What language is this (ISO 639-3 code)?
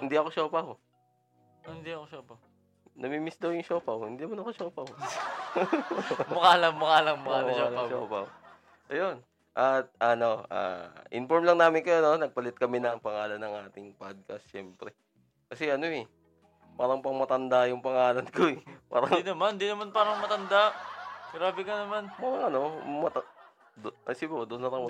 fil